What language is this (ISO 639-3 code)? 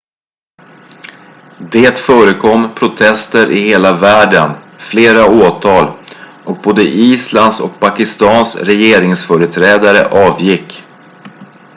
swe